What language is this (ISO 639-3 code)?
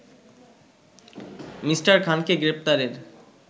ben